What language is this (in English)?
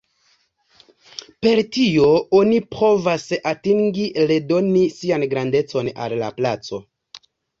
Esperanto